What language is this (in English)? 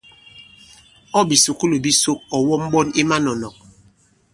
Bankon